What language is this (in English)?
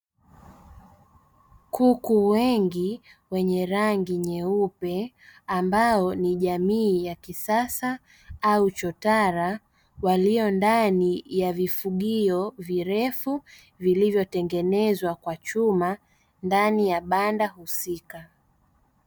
Swahili